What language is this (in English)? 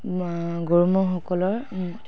Assamese